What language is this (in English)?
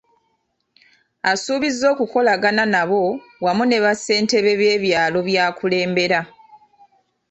Ganda